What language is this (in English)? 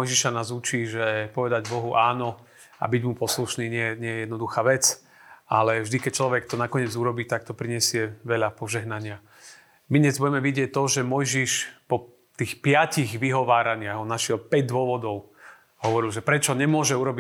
Slovak